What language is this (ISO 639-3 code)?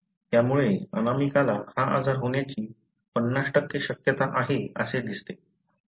mar